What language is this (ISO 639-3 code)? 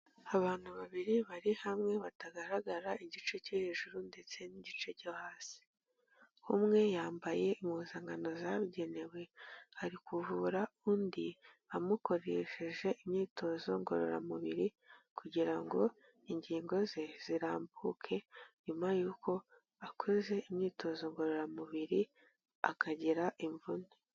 kin